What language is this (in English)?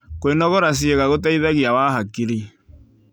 Kikuyu